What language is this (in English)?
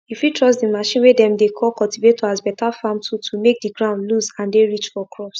Nigerian Pidgin